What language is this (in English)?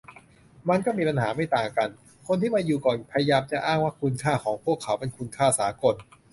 Thai